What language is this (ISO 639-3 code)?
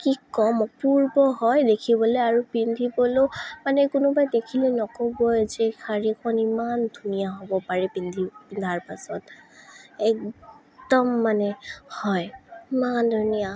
asm